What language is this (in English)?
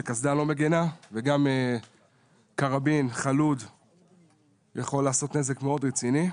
Hebrew